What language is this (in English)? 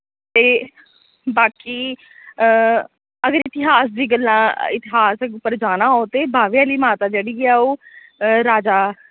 Dogri